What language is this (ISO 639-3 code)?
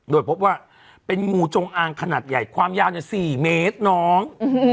tha